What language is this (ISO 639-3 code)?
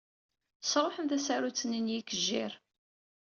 kab